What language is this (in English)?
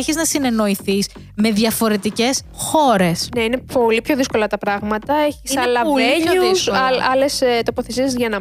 Greek